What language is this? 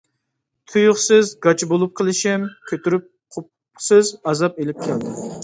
Uyghur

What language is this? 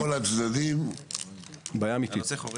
Hebrew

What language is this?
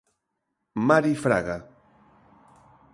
Galician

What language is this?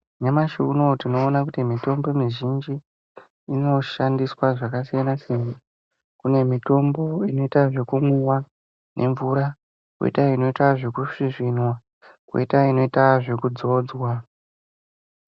Ndau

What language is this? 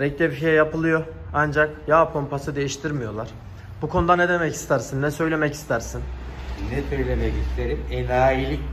Turkish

